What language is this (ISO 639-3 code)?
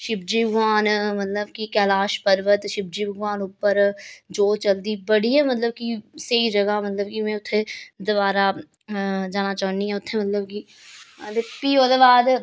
doi